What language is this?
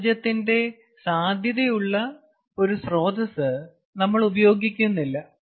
Malayalam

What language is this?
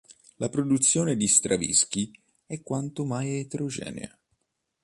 Italian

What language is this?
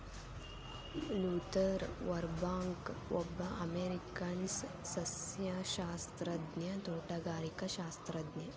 Kannada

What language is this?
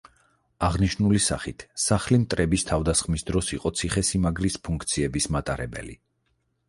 Georgian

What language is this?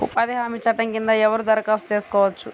Telugu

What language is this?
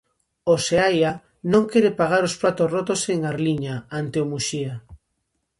Galician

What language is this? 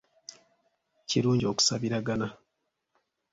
Ganda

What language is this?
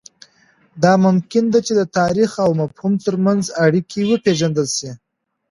Pashto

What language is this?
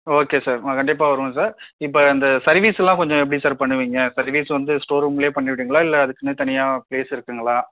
Tamil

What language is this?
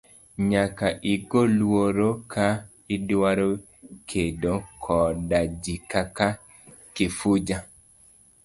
Luo (Kenya and Tanzania)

